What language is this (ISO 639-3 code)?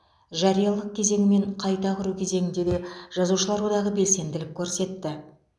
kaz